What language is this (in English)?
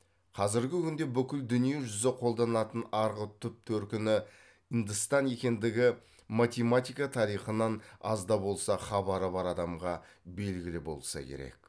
Kazakh